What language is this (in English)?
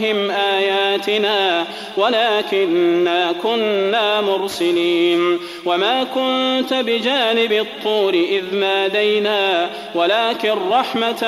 Arabic